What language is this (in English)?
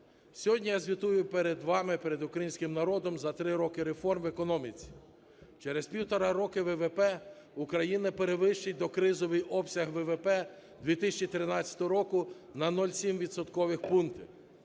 Ukrainian